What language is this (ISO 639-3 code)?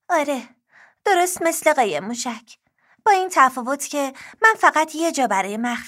fas